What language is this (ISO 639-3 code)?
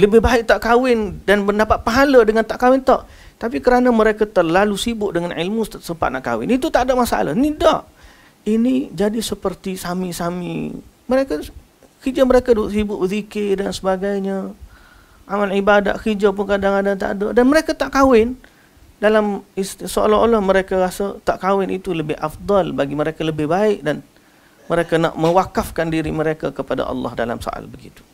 msa